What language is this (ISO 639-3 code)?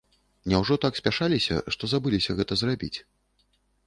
bel